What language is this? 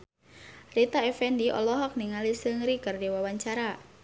Sundanese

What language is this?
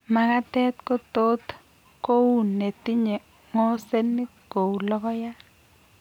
Kalenjin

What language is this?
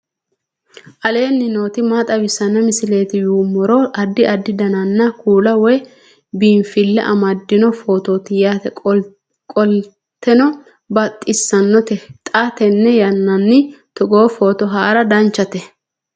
Sidamo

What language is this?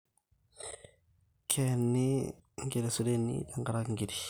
Masai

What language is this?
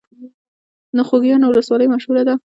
Pashto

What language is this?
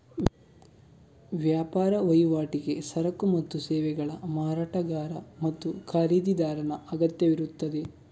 Kannada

